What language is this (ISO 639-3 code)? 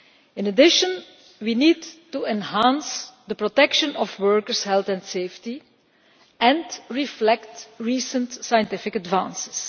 eng